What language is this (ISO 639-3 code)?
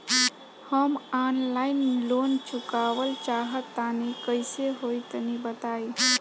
bho